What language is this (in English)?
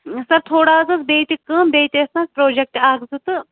Kashmiri